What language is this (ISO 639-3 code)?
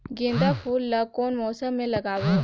hne